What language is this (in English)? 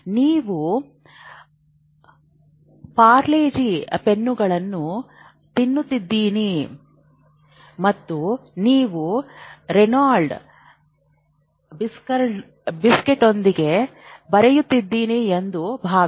Kannada